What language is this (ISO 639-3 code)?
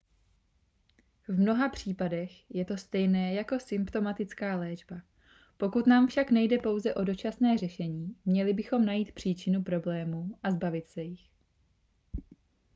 ces